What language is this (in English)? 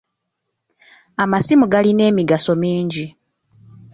Ganda